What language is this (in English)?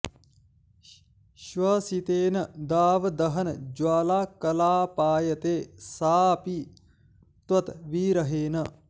Sanskrit